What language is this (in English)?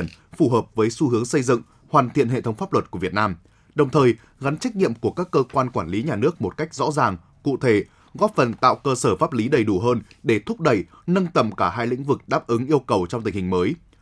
Vietnamese